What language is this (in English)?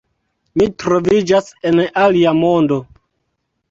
Esperanto